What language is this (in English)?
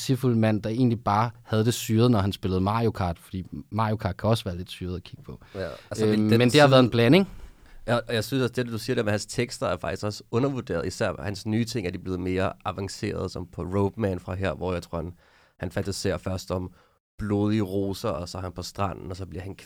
Danish